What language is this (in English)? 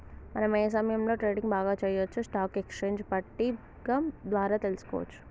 Telugu